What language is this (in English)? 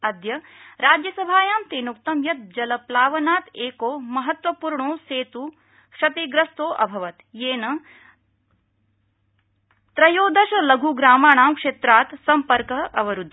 Sanskrit